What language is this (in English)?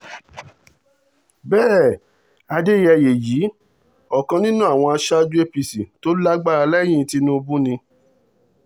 Yoruba